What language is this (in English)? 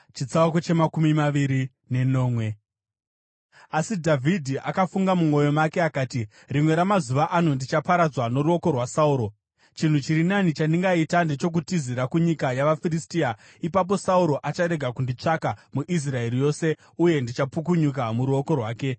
Shona